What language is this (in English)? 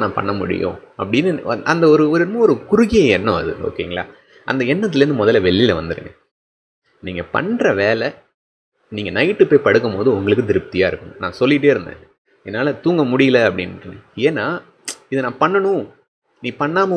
Tamil